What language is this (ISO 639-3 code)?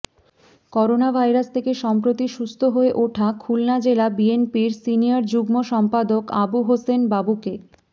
ben